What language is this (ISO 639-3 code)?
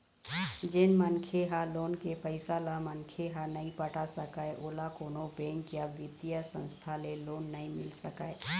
hne